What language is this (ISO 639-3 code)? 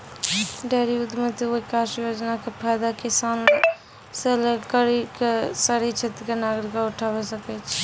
mai